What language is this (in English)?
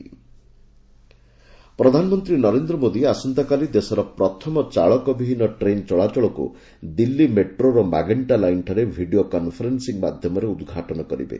Odia